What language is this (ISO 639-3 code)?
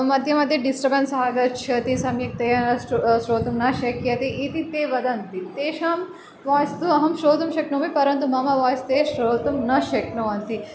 san